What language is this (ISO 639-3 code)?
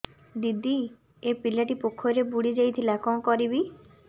ori